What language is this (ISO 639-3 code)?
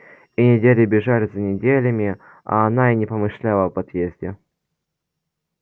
rus